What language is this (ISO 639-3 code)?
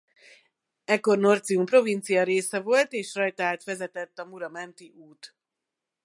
hun